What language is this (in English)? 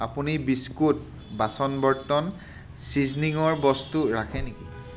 Assamese